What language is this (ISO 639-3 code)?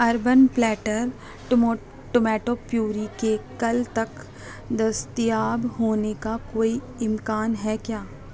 urd